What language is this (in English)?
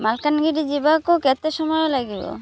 Odia